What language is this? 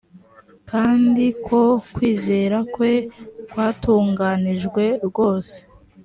Kinyarwanda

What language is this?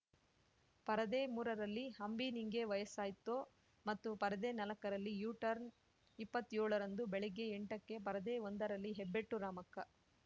Kannada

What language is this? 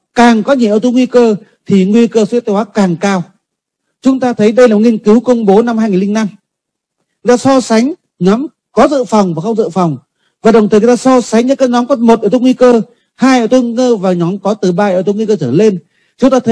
Vietnamese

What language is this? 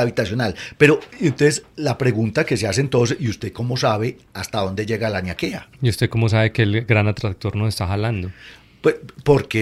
Spanish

